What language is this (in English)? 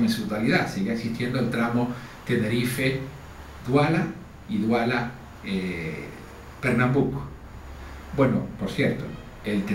Spanish